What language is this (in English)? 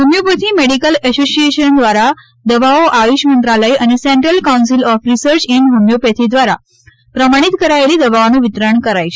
Gujarati